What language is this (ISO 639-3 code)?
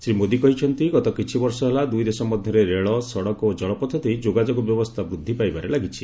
ori